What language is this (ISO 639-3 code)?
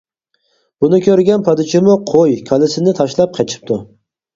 uig